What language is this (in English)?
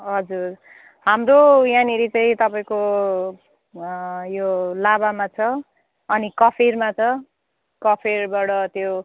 Nepali